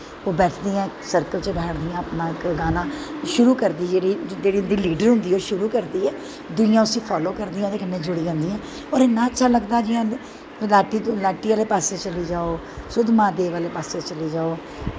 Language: Dogri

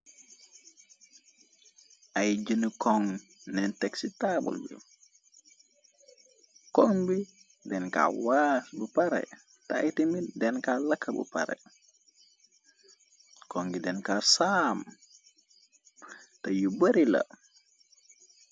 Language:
Wolof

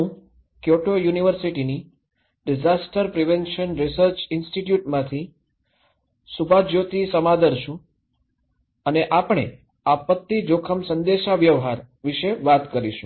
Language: Gujarati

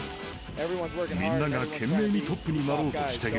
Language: Japanese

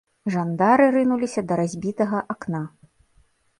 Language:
Belarusian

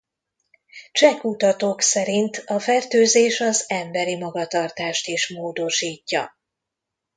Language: Hungarian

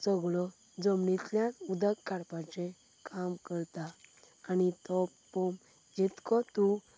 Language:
Konkani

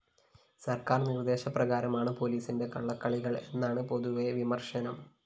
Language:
Malayalam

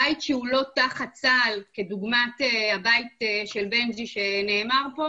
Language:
Hebrew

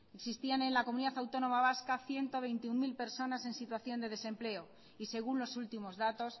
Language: Spanish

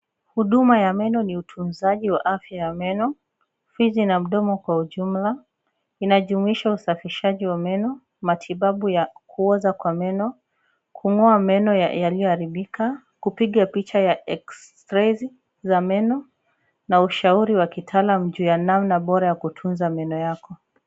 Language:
Swahili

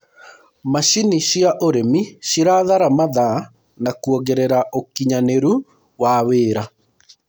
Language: Kikuyu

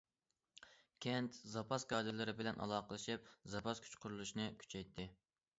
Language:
Uyghur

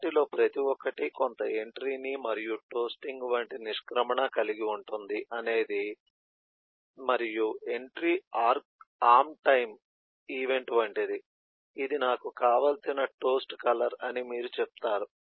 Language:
Telugu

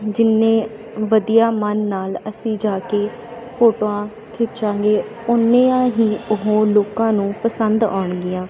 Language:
Punjabi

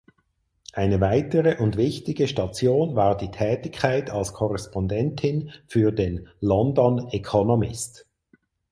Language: German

